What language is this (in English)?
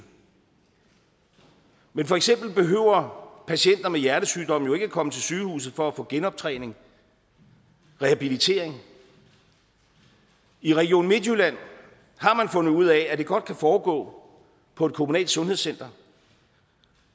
Danish